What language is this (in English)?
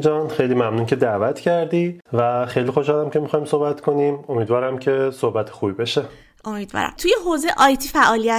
Persian